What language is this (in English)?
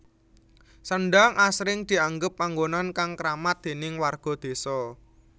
Javanese